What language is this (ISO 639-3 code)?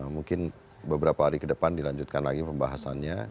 ind